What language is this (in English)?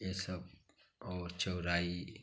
Hindi